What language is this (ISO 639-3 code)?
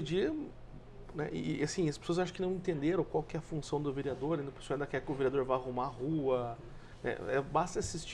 por